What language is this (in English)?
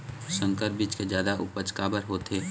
Chhattisgarhi